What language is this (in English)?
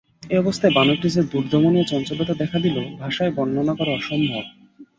Bangla